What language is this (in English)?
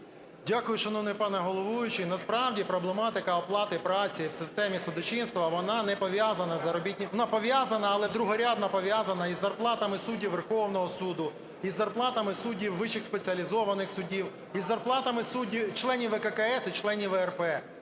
Ukrainian